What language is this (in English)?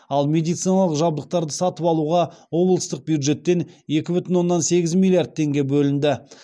Kazakh